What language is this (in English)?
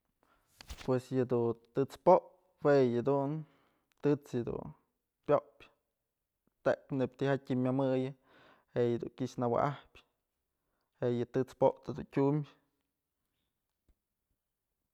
Mazatlán Mixe